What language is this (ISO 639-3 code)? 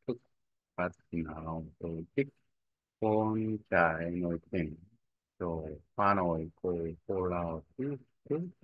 vie